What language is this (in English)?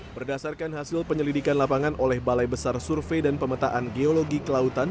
Indonesian